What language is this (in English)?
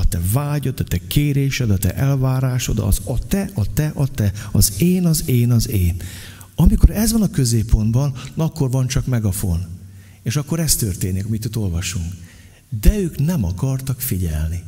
Hungarian